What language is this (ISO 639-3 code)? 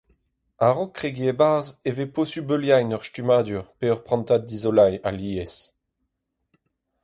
bre